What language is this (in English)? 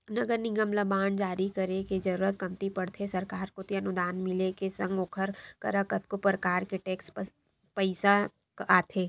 Chhattisgarhi